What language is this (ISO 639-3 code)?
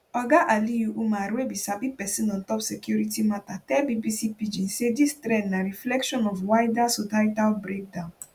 pcm